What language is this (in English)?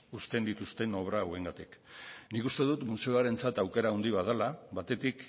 Basque